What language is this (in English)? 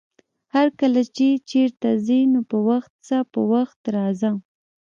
Pashto